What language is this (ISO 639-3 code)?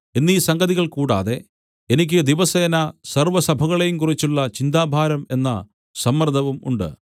mal